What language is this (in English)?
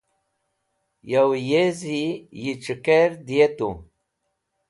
Wakhi